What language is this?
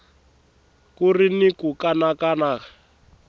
Tsonga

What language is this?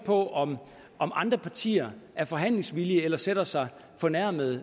Danish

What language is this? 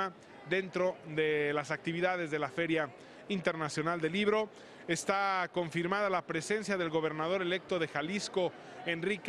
Spanish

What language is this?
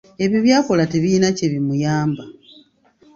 Ganda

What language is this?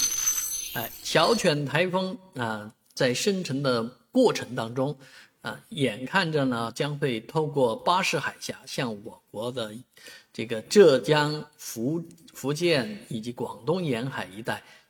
Chinese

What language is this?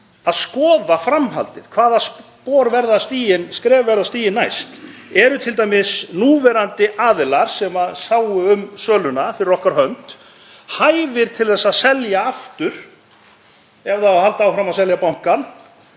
Icelandic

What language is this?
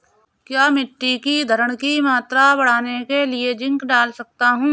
Hindi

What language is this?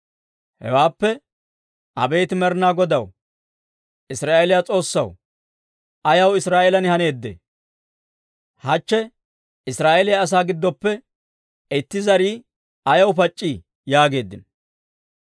Dawro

